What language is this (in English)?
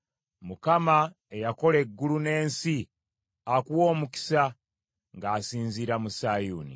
Ganda